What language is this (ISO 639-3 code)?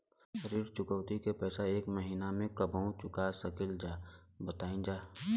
bho